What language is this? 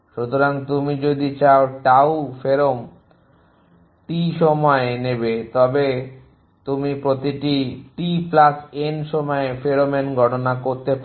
Bangla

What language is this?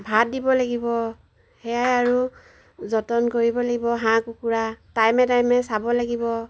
Assamese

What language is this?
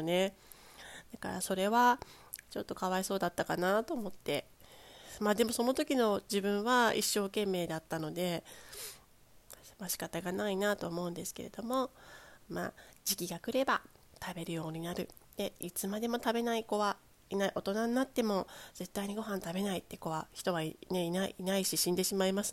Japanese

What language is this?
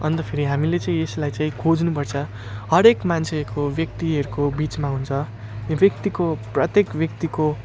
Nepali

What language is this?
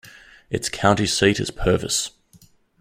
English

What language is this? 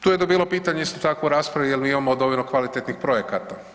Croatian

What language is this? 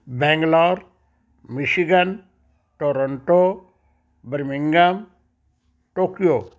Punjabi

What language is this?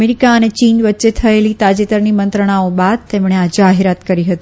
Gujarati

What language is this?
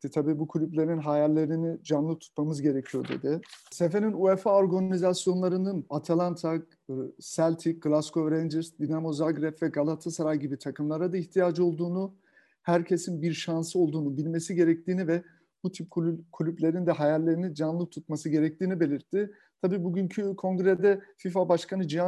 Turkish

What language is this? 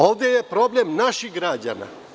Serbian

